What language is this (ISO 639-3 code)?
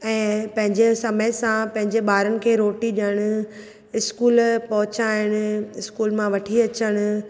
snd